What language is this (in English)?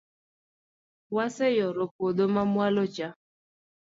Luo (Kenya and Tanzania)